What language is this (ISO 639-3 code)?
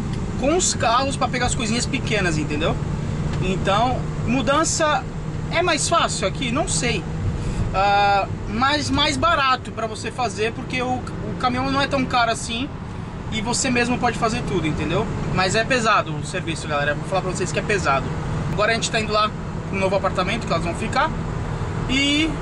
por